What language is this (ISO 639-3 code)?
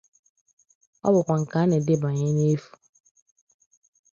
ibo